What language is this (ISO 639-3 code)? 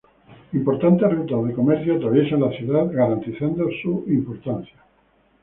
spa